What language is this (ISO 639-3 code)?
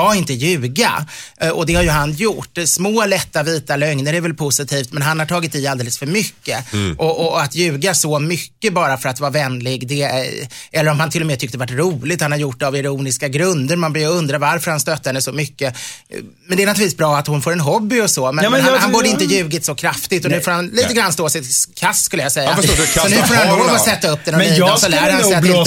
swe